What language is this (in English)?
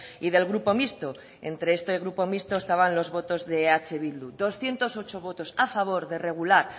Spanish